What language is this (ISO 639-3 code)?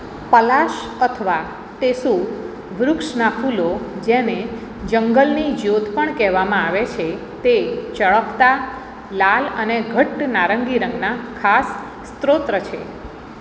guj